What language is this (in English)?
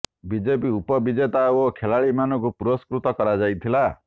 Odia